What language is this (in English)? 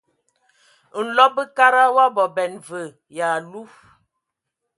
Ewondo